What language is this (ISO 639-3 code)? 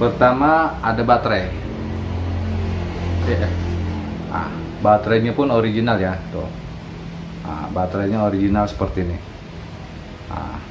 ind